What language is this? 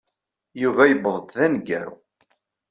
Kabyle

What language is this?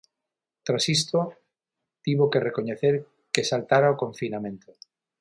Galician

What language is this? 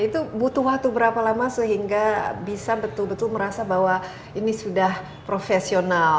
Indonesian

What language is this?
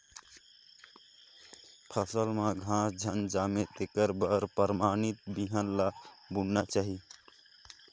Chhattisgarhi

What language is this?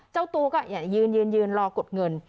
Thai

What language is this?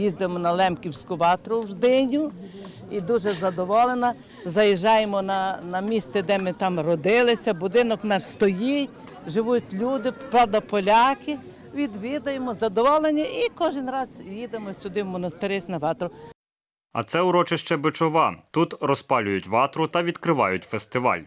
Ukrainian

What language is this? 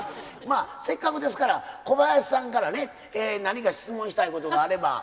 Japanese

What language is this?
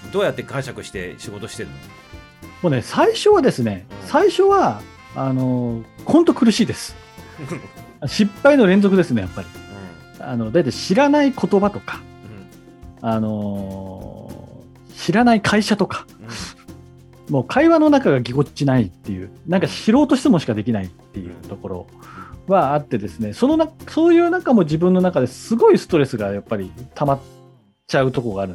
Japanese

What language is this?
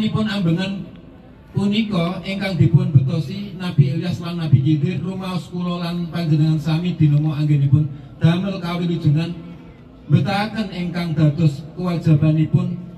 Indonesian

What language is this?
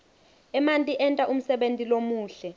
Swati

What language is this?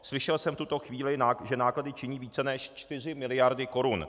Czech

